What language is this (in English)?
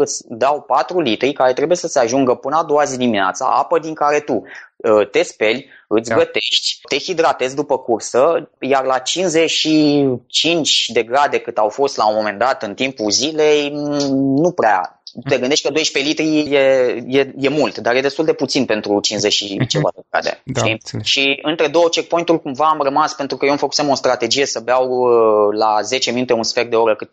Romanian